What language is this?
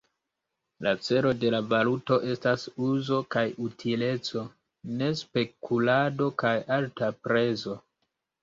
Esperanto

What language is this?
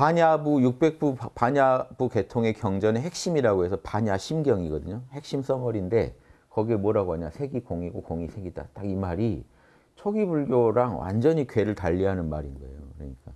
Korean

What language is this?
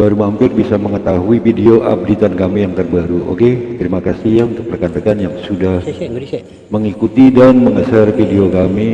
Indonesian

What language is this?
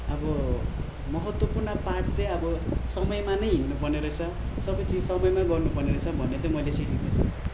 Nepali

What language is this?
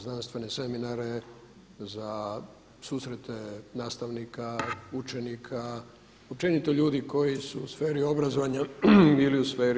Croatian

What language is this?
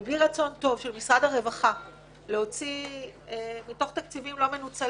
Hebrew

